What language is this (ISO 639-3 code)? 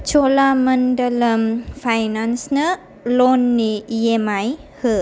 brx